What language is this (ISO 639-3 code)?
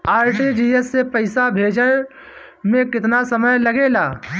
bho